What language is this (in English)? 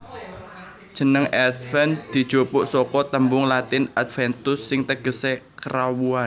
Javanese